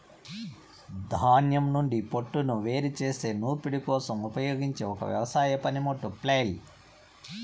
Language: Telugu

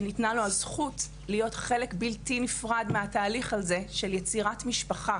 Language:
Hebrew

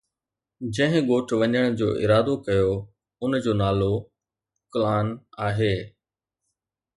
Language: Sindhi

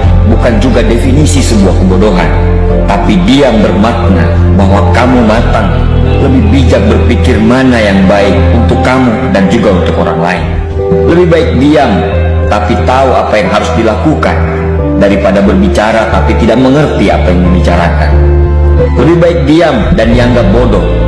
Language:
Indonesian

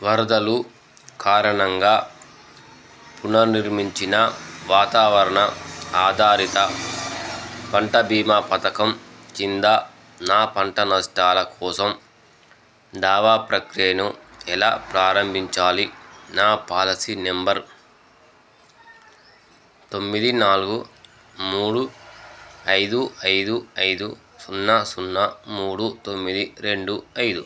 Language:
Telugu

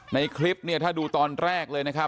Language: Thai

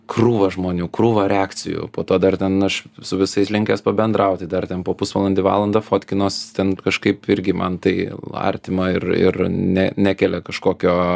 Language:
Lithuanian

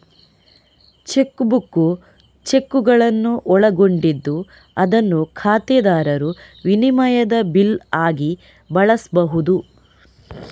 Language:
Kannada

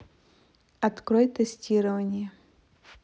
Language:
Russian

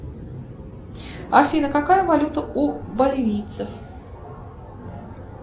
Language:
Russian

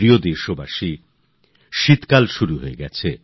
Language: Bangla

